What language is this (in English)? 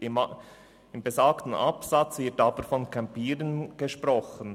Swiss German